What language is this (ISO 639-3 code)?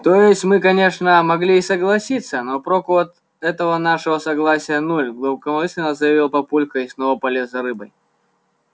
rus